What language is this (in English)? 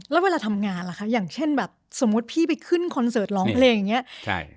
Thai